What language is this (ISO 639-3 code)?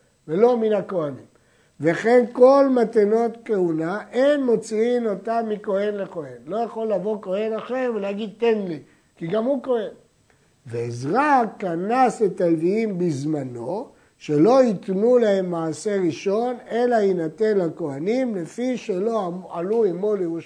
heb